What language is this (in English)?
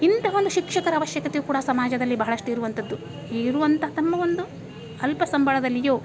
Kannada